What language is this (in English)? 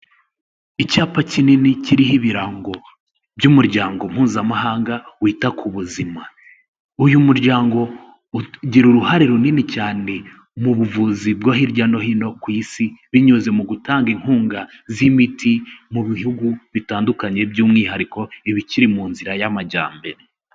Kinyarwanda